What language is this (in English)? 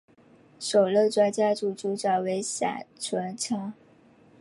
Chinese